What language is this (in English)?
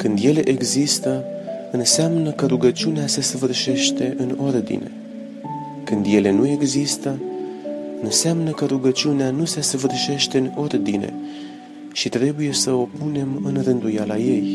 Romanian